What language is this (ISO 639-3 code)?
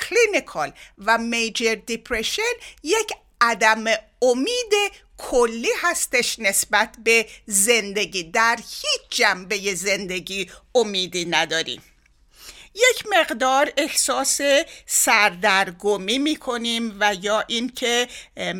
fas